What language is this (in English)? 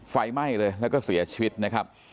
Thai